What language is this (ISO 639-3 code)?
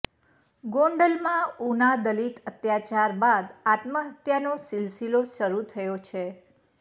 guj